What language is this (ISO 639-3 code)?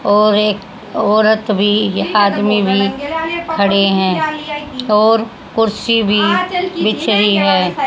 hin